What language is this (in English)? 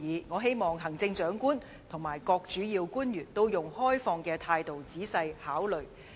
Cantonese